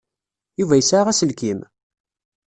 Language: Kabyle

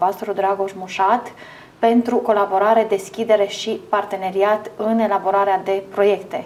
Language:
Romanian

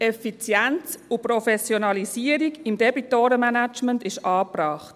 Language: Swiss German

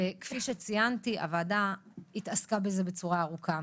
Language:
Hebrew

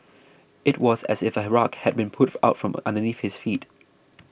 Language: English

